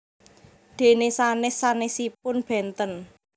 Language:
Javanese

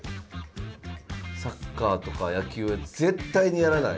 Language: Japanese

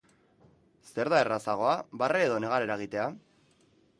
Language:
Basque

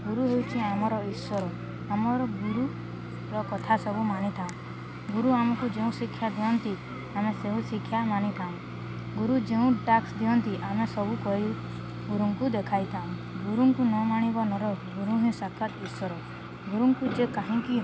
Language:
Odia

